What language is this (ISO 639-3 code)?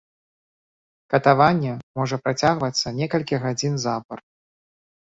bel